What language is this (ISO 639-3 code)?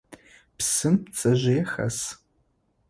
ady